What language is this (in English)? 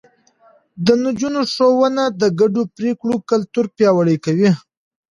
Pashto